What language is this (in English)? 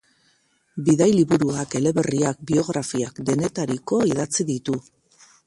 Basque